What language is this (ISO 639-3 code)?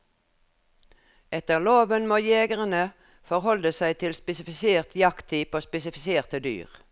nor